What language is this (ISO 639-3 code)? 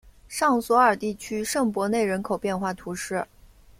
zho